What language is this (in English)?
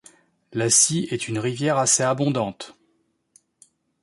French